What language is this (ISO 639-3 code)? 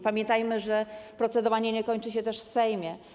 pol